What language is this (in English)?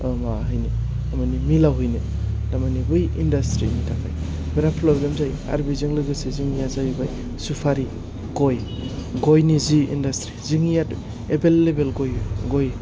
Bodo